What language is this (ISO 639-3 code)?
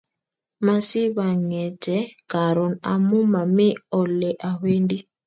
kln